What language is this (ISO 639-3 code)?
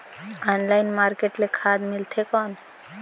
hne